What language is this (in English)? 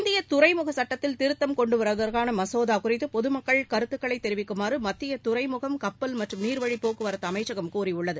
Tamil